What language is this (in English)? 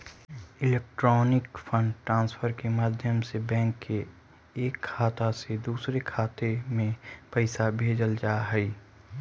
Magahi